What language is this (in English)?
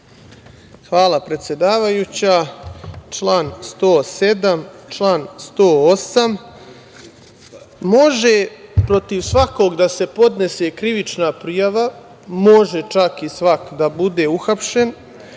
Serbian